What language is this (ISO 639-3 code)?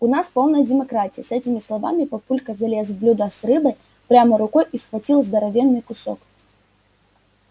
rus